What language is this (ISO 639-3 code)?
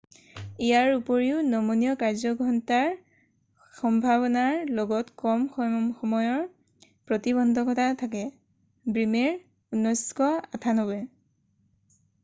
asm